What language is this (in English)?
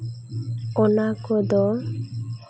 Santali